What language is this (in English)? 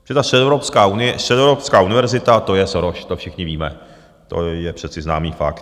Czech